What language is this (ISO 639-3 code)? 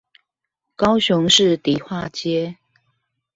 zho